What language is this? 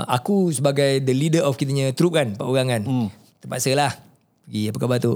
Malay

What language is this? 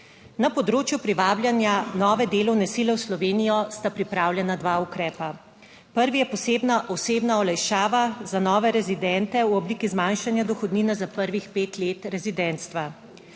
Slovenian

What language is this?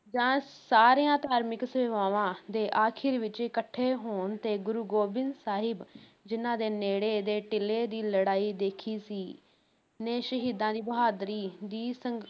Punjabi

